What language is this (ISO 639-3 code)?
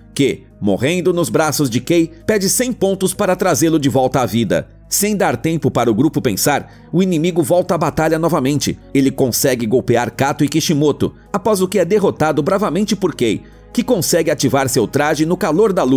por